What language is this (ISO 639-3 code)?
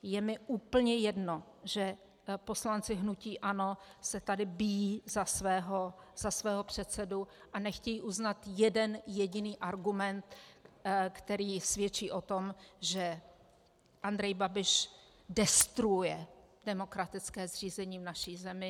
ces